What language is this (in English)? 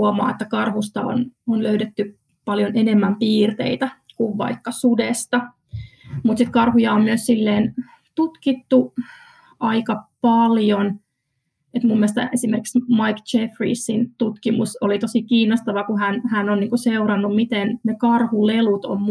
Finnish